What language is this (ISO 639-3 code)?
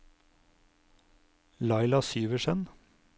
nor